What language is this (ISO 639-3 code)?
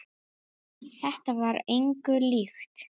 isl